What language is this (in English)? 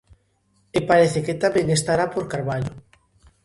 Galician